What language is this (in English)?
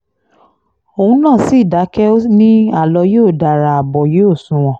Yoruba